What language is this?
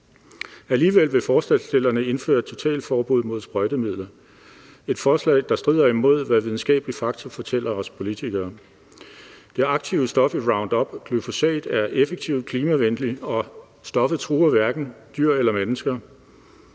Danish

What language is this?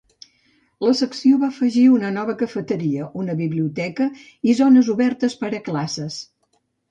Catalan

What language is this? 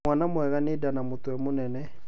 Kikuyu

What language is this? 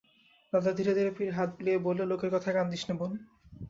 Bangla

